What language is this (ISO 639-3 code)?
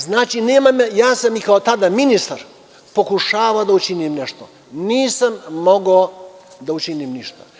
srp